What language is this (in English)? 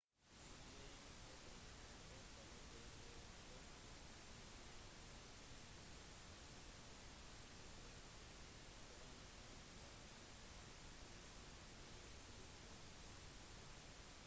Norwegian Bokmål